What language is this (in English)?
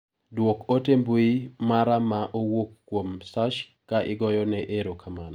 Luo (Kenya and Tanzania)